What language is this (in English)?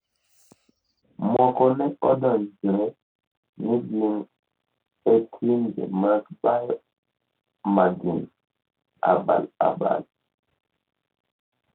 Luo (Kenya and Tanzania)